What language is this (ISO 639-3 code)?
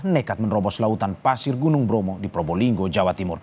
ind